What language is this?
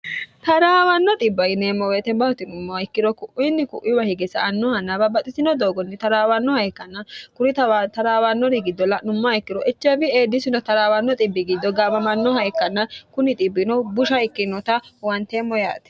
Sidamo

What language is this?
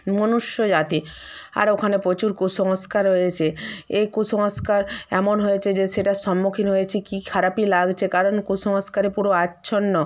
Bangla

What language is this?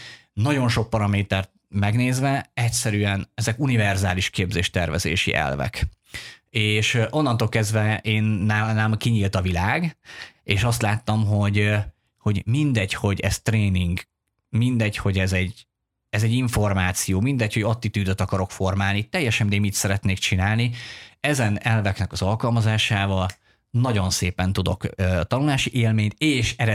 Hungarian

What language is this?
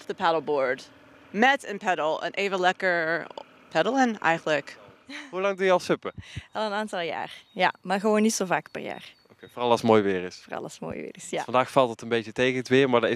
Dutch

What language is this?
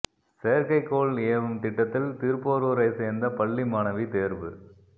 Tamil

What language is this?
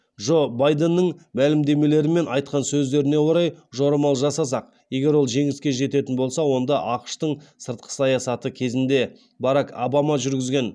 Kazakh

